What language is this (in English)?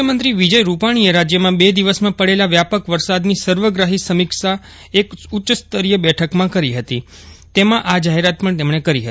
Gujarati